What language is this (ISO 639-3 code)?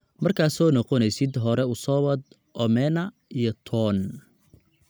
som